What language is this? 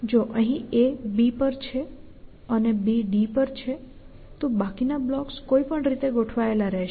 Gujarati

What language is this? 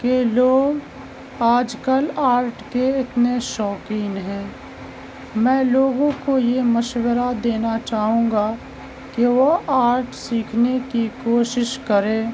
Urdu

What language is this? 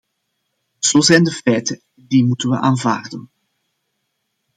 Dutch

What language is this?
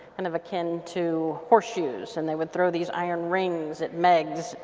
English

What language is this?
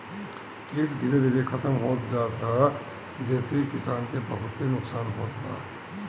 Bhojpuri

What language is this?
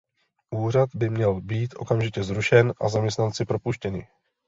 Czech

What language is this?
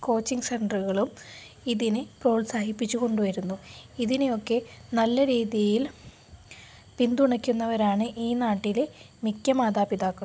Malayalam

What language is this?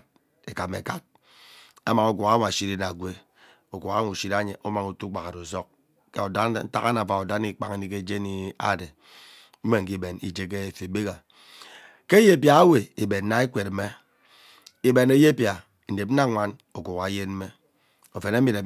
Ubaghara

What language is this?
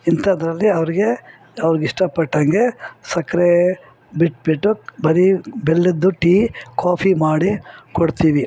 Kannada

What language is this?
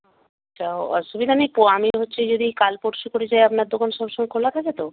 Bangla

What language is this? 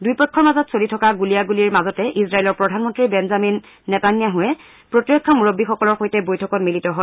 Assamese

